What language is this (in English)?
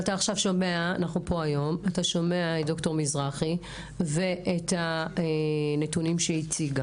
Hebrew